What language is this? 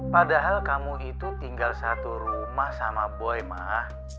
Indonesian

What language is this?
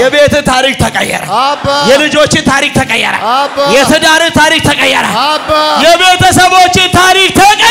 Arabic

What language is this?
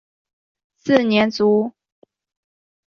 Chinese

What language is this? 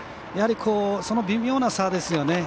Japanese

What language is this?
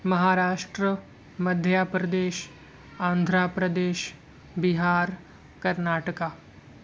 Urdu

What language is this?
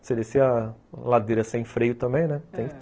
Portuguese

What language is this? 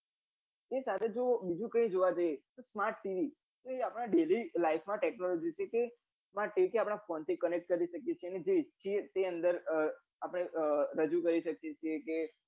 Gujarati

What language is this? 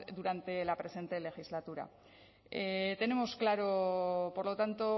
Spanish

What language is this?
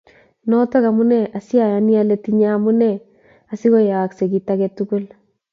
Kalenjin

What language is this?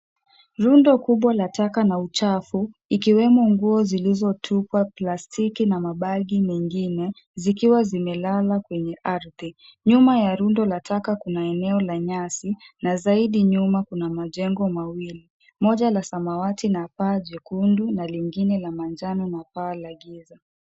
Swahili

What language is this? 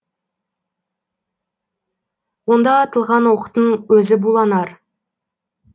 Kazakh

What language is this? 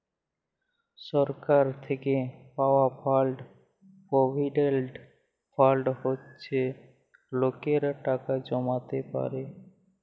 Bangla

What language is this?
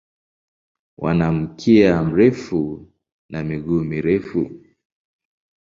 Swahili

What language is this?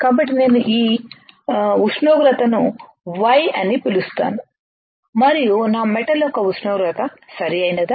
Telugu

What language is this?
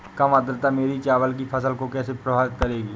Hindi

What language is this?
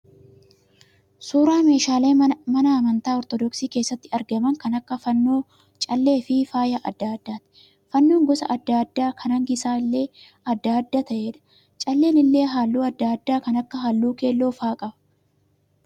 Oromo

